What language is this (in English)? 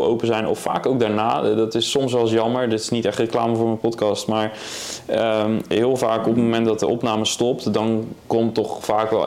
Dutch